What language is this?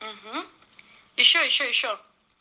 Russian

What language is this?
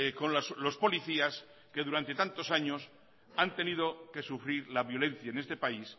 Spanish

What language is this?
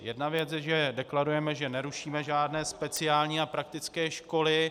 Czech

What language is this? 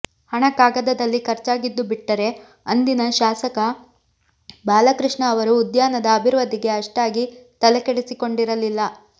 Kannada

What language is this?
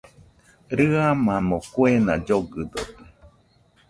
Nüpode Huitoto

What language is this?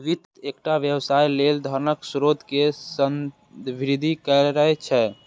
Maithili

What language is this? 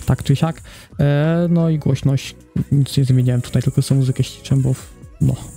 Polish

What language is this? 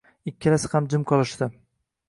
Uzbek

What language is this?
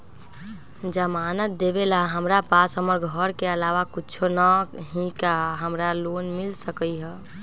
Magahi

